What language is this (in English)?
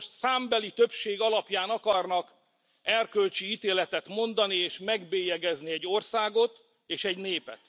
Hungarian